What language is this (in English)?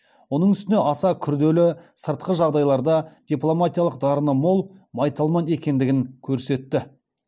Kazakh